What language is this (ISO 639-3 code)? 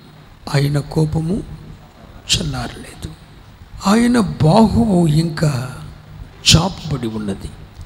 tel